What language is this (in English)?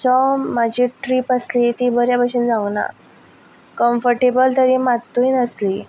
Konkani